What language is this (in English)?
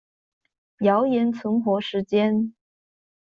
Chinese